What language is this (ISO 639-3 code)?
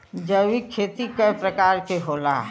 bho